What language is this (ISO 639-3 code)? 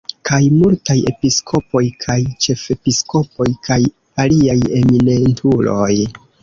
epo